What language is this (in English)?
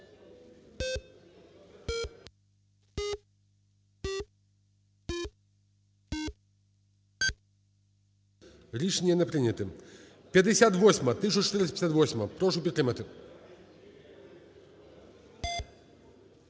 Ukrainian